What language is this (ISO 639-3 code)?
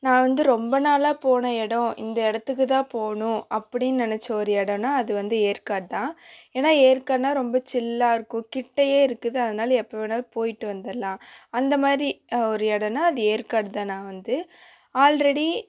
tam